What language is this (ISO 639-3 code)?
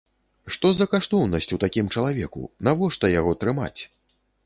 bel